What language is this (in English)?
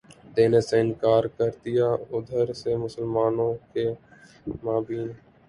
Urdu